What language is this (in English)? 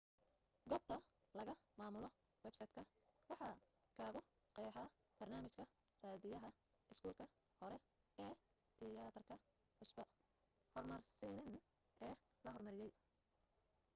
Somali